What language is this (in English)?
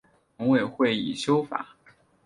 Chinese